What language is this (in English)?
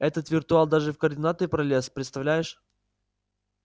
Russian